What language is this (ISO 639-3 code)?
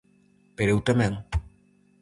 glg